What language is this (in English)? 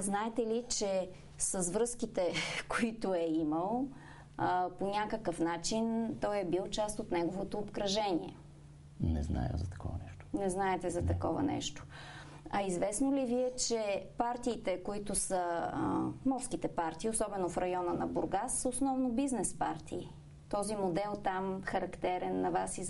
Bulgarian